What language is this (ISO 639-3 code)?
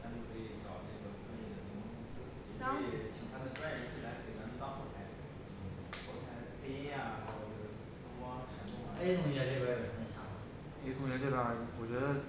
zho